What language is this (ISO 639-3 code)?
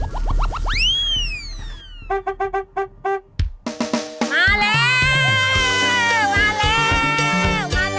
tha